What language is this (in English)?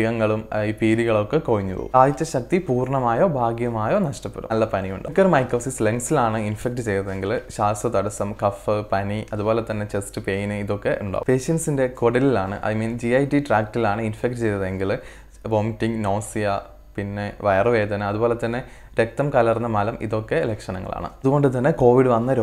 Dutch